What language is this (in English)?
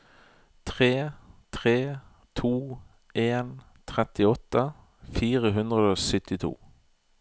Norwegian